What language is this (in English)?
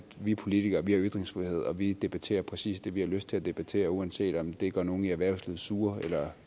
Danish